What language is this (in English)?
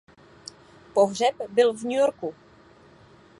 Czech